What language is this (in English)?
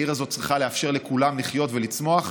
Hebrew